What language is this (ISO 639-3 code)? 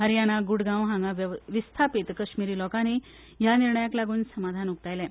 kok